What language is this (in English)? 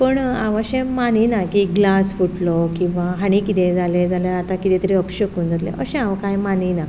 Konkani